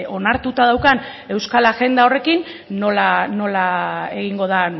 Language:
Basque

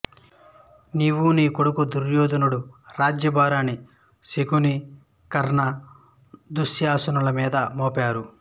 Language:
Telugu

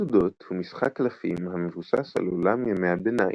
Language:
Hebrew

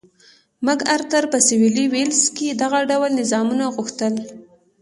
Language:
Pashto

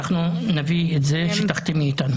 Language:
Hebrew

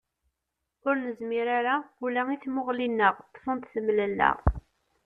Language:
Kabyle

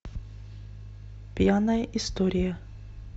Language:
Russian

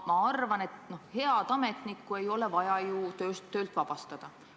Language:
Estonian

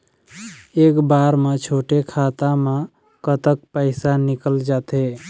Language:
Chhattisgarhi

